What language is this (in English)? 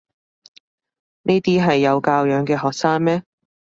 Cantonese